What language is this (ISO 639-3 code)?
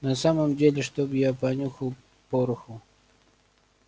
rus